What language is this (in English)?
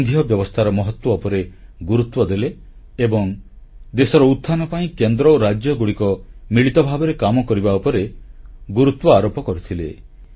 Odia